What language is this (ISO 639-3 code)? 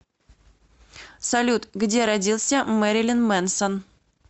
rus